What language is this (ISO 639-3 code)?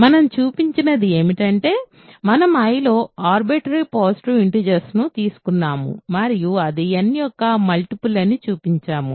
tel